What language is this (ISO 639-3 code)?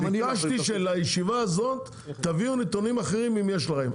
heb